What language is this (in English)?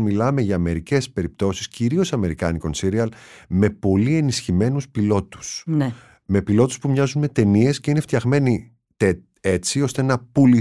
Greek